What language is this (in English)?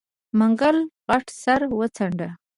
Pashto